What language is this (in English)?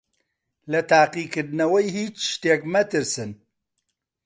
Central Kurdish